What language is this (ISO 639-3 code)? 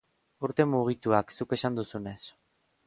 eus